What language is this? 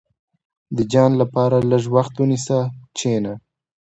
Pashto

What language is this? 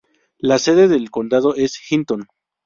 Spanish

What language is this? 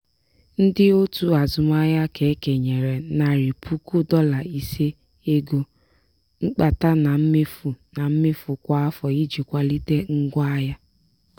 Igbo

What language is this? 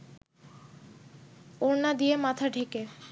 Bangla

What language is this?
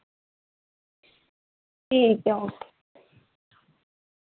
Dogri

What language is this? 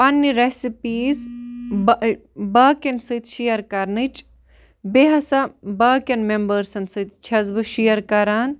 Kashmiri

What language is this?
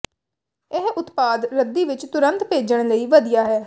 Punjabi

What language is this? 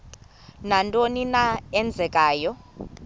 Xhosa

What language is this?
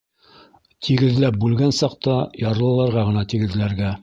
Bashkir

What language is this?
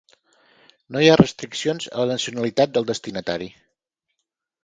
Catalan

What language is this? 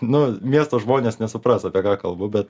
Lithuanian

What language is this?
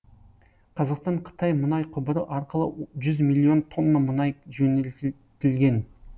Kazakh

